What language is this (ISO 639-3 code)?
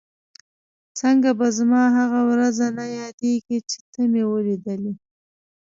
pus